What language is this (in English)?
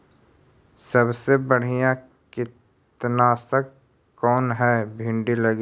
Magahi